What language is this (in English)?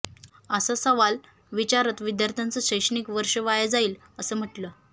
Marathi